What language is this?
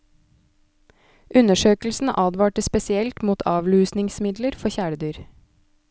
Norwegian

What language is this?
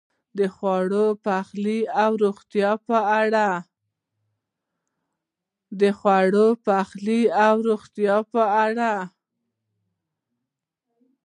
Pashto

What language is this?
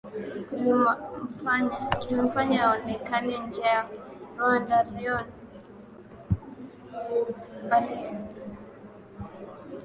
Swahili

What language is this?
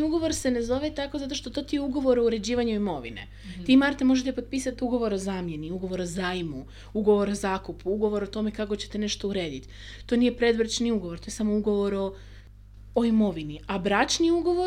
Croatian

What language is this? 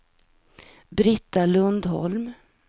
Swedish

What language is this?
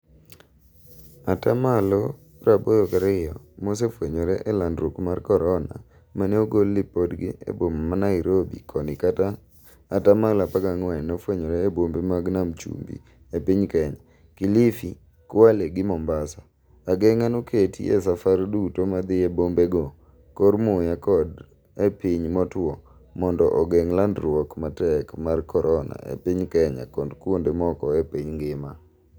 Luo (Kenya and Tanzania)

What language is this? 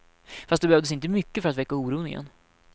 Swedish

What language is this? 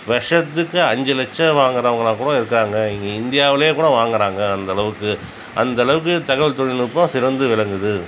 Tamil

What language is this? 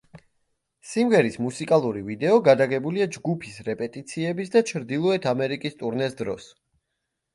Georgian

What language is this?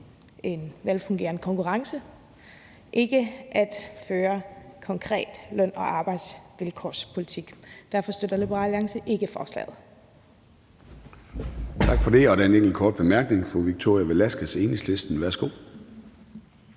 Danish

